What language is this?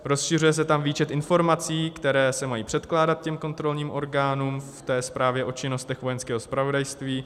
Czech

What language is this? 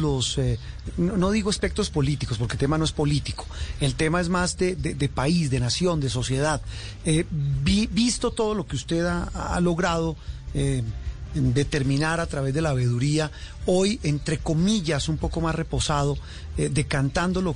Spanish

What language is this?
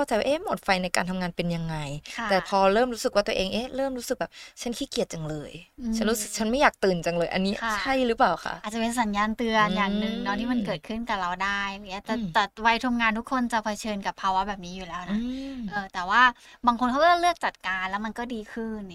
Thai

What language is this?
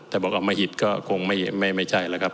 Thai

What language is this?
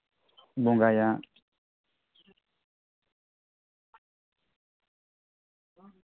Santali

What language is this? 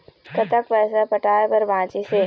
Chhattisgarhi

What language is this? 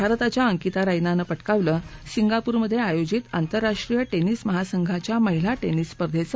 Marathi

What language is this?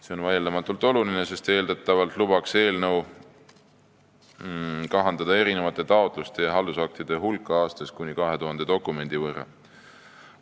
Estonian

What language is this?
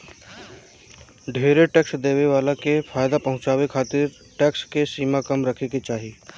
Bhojpuri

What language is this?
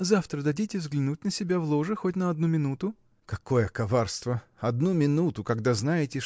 Russian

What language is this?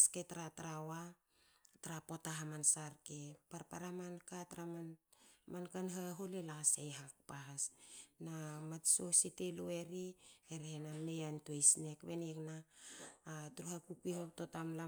Hakö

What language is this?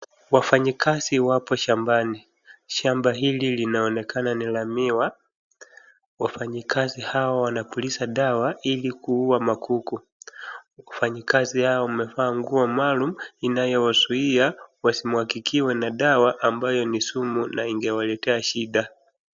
Swahili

